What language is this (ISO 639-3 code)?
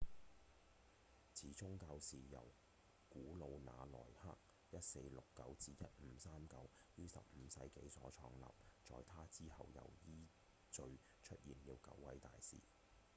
yue